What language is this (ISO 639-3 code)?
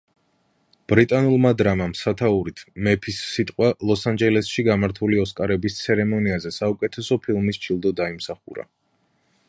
kat